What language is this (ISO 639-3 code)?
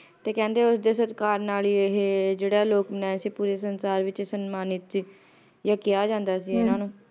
pan